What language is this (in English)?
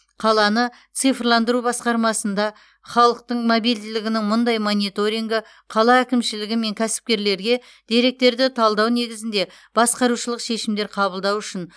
Kazakh